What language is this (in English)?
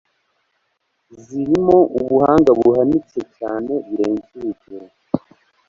Kinyarwanda